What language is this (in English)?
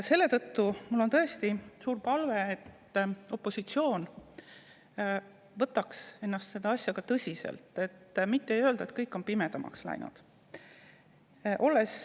Estonian